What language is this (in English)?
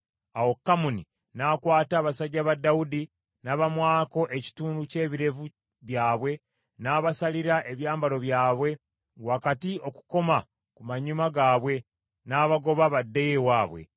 Ganda